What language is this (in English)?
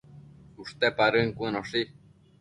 Matsés